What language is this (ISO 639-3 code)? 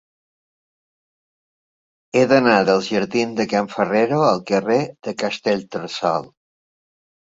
cat